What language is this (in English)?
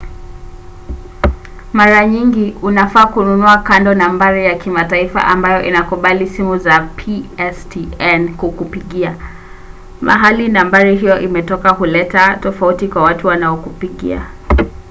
Swahili